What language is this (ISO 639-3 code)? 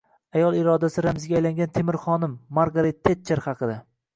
uzb